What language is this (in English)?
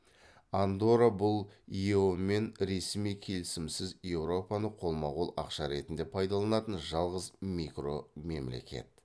Kazakh